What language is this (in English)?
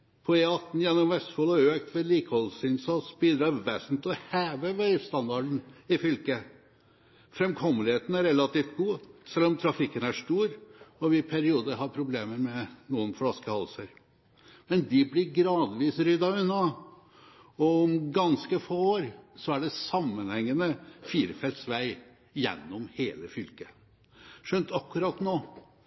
Norwegian Bokmål